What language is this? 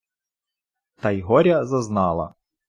Ukrainian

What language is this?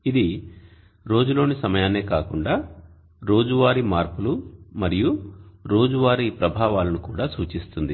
Telugu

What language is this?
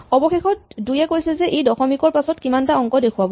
Assamese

